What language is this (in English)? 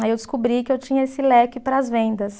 Portuguese